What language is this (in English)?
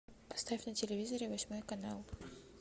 Russian